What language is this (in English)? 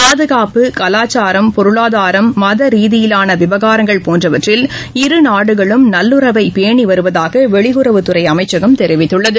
Tamil